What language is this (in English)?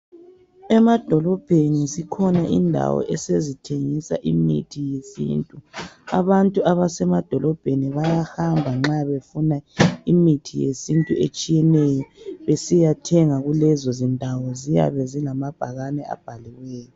North Ndebele